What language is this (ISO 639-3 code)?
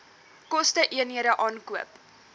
afr